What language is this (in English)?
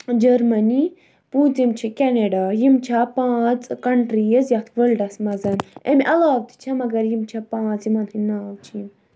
Kashmiri